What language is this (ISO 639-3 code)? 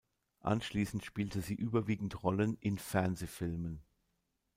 deu